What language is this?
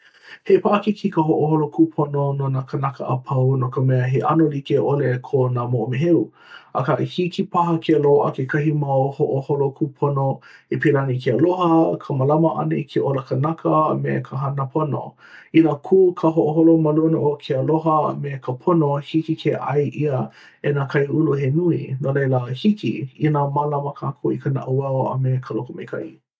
Hawaiian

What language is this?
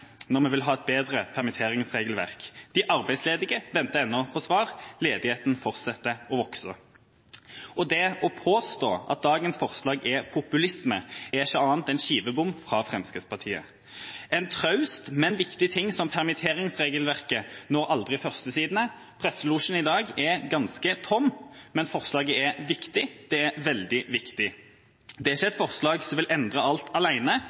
Norwegian Bokmål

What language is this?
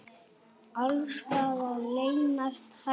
Icelandic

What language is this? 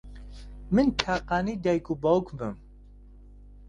Central Kurdish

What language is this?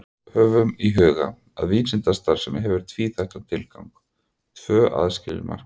Icelandic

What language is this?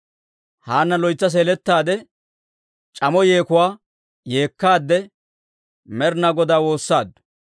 Dawro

